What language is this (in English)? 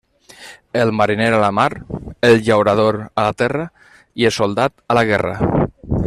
Catalan